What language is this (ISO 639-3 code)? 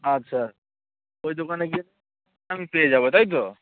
ben